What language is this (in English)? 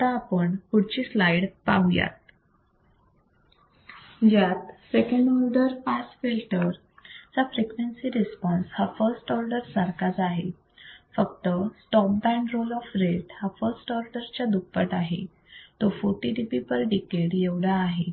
Marathi